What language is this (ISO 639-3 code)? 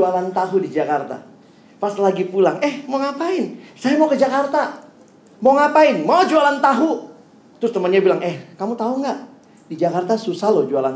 ind